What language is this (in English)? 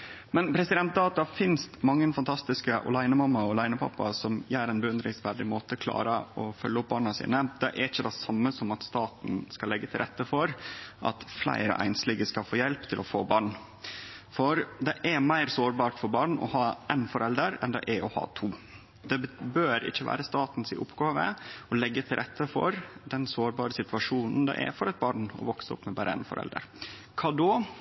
Norwegian Nynorsk